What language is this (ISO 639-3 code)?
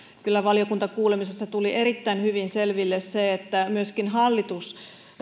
fin